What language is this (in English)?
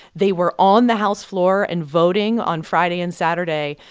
English